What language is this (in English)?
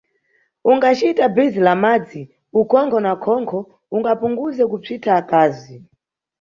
Nyungwe